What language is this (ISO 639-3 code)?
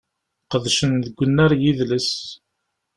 kab